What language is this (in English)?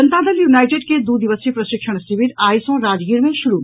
Maithili